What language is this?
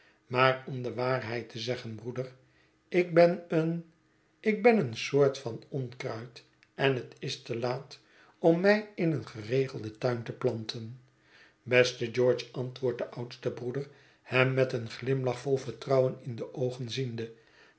Dutch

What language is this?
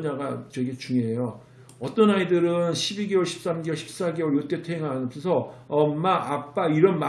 Korean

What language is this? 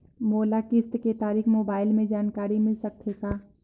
Chhattisgarhi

